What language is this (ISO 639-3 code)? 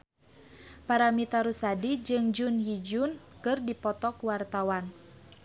sun